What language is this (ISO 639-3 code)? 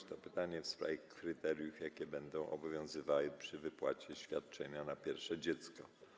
pol